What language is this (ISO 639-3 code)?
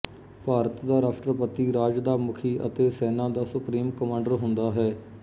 pan